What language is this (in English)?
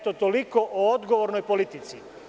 Serbian